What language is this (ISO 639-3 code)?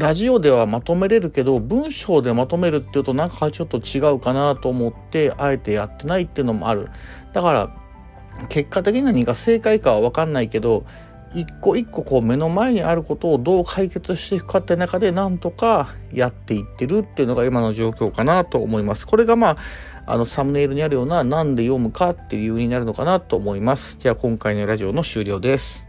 jpn